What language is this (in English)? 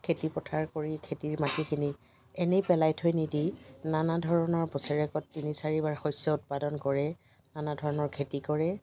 Assamese